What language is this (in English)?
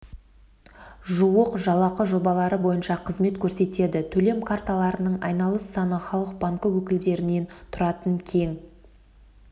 Kazakh